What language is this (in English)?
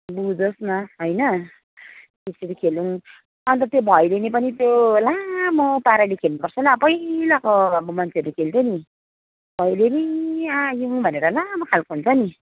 Nepali